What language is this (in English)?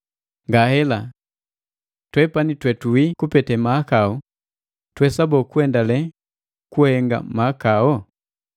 Matengo